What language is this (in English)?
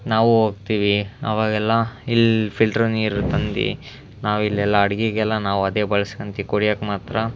Kannada